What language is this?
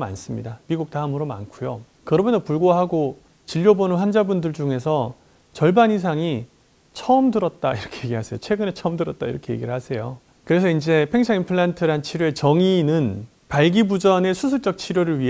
Korean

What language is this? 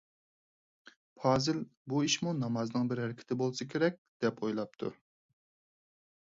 Uyghur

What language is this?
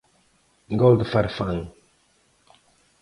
Galician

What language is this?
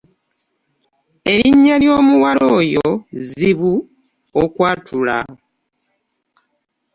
Ganda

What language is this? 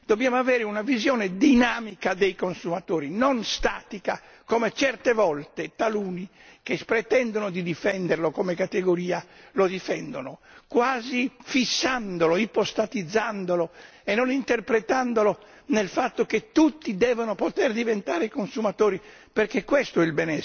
Italian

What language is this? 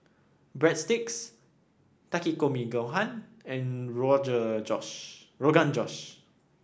English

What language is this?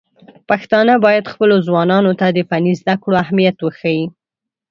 Pashto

